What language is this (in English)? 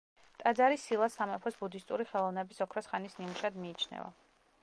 Georgian